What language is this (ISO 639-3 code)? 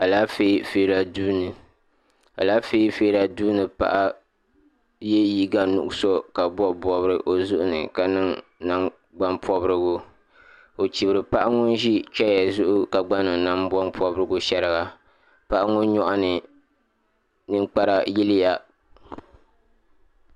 dag